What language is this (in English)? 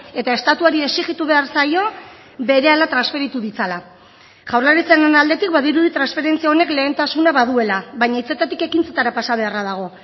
Basque